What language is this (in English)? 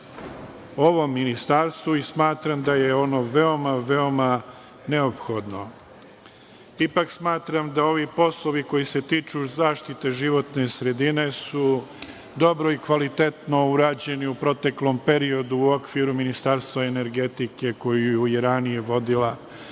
Serbian